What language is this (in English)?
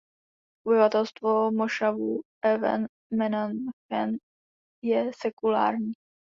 Czech